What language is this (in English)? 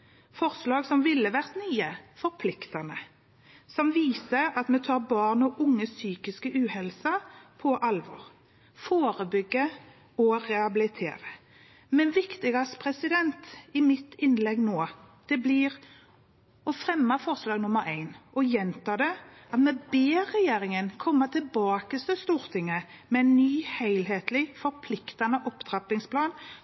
Norwegian Bokmål